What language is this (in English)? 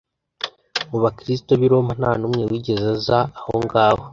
Kinyarwanda